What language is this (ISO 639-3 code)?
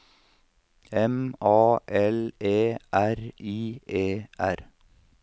nor